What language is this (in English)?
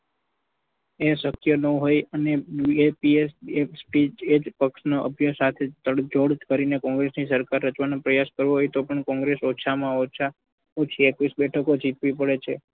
Gujarati